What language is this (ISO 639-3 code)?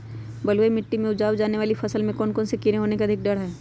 mag